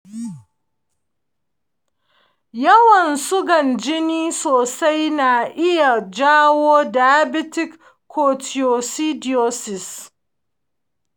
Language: Hausa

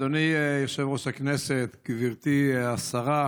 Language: Hebrew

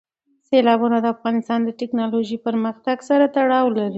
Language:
Pashto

